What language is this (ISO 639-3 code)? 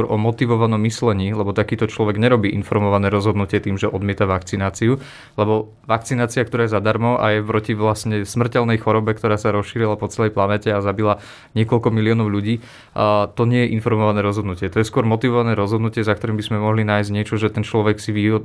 slk